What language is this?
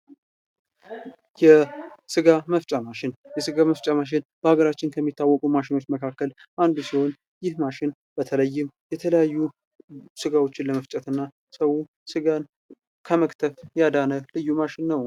Amharic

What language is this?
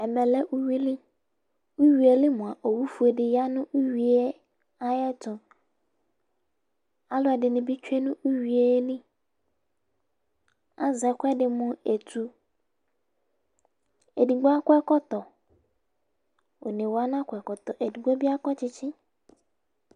Ikposo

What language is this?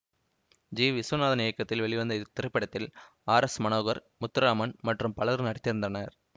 Tamil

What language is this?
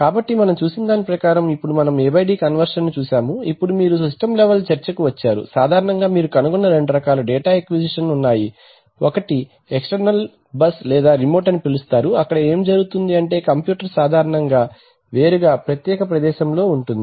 Telugu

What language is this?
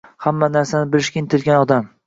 Uzbek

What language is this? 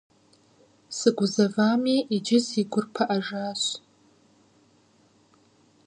Kabardian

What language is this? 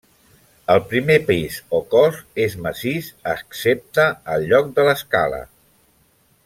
Catalan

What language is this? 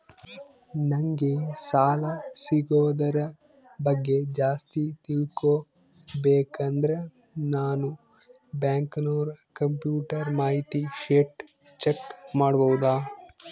Kannada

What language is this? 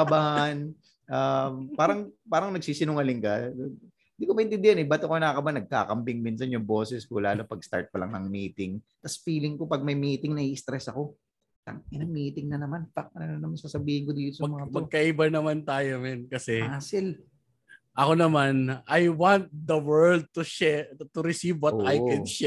Filipino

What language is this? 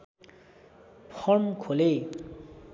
Nepali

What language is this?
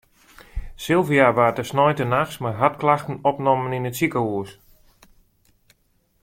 Western Frisian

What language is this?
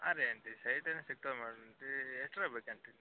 Kannada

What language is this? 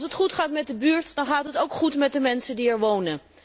Dutch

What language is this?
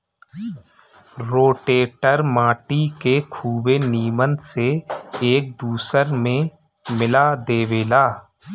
Bhojpuri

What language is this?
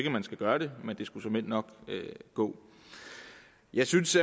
Danish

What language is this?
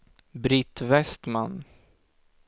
Swedish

